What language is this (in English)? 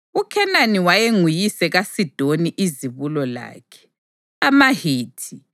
North Ndebele